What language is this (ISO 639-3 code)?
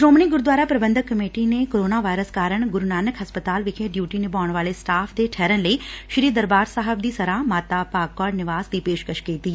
pan